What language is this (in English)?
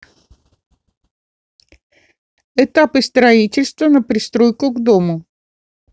Russian